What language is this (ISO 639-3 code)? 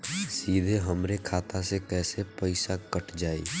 bho